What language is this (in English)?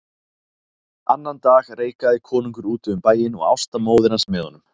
Icelandic